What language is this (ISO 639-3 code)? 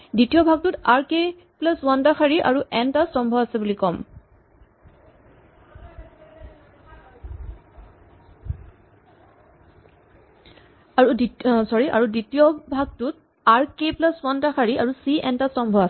asm